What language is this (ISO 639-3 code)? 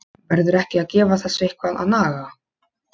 isl